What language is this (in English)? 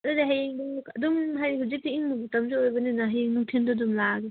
Manipuri